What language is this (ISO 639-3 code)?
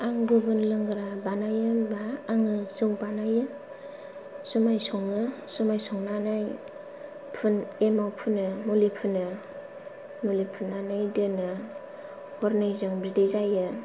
brx